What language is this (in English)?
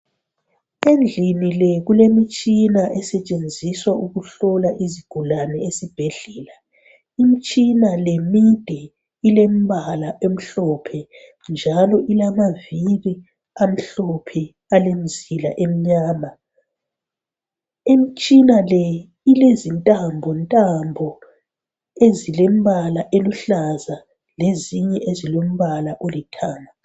North Ndebele